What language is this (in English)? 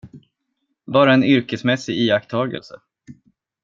Swedish